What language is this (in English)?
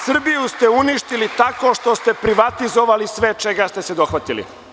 Serbian